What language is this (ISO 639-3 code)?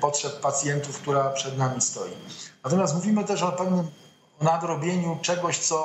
pol